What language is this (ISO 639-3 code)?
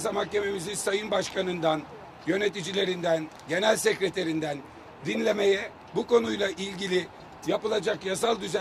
tur